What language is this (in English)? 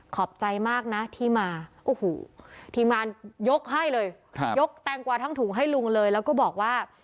Thai